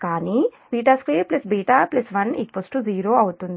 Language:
Telugu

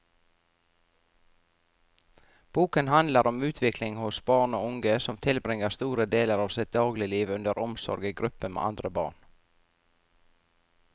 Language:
Norwegian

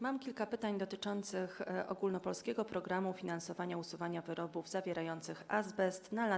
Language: Polish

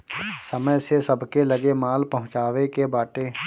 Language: Bhojpuri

